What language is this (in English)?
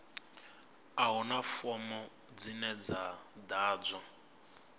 Venda